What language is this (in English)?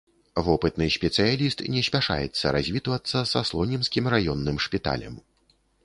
Belarusian